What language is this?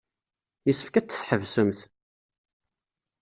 Kabyle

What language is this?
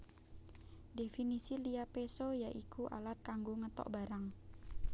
Javanese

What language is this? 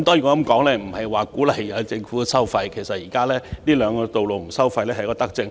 Cantonese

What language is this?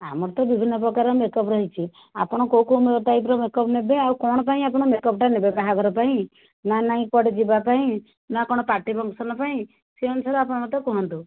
Odia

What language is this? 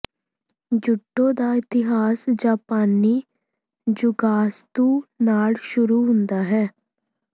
Punjabi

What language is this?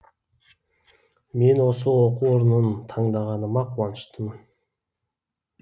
Kazakh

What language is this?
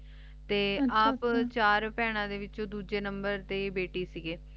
Punjabi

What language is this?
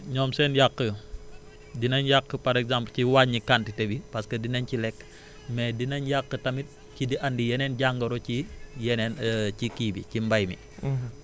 Wolof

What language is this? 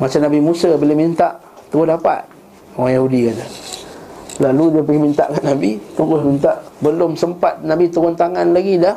Malay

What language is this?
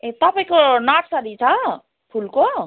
Nepali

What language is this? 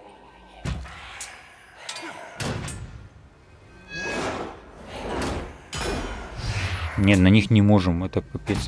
Russian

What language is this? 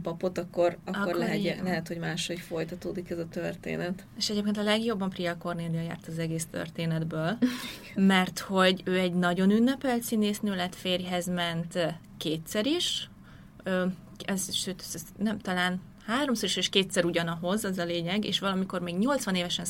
Hungarian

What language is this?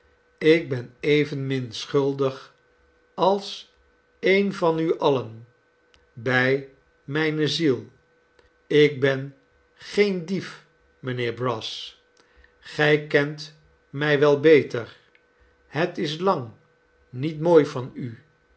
Dutch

